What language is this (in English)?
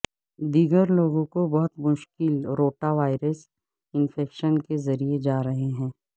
Urdu